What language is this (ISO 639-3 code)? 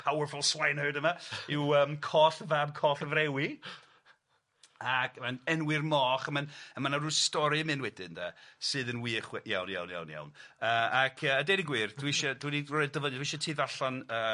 cym